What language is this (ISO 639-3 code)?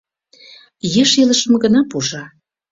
chm